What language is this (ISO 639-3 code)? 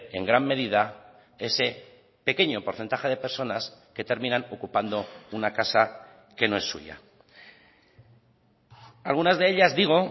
spa